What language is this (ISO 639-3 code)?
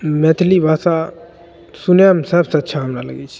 mai